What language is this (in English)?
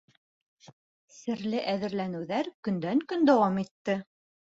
Bashkir